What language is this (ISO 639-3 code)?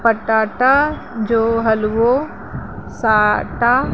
snd